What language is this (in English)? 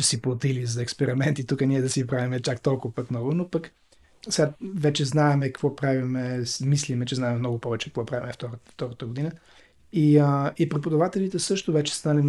Bulgarian